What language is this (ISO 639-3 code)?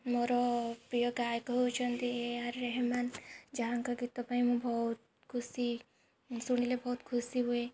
ori